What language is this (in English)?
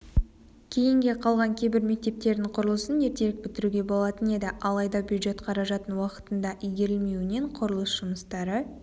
Kazakh